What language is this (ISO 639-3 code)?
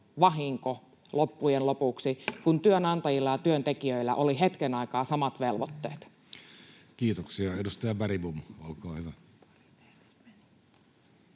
fin